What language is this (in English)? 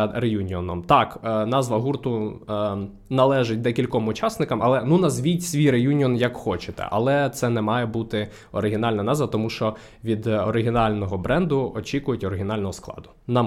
Ukrainian